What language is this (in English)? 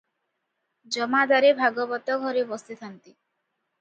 Odia